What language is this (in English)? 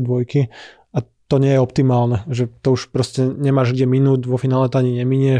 Slovak